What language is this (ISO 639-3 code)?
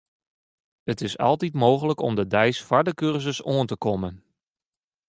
fry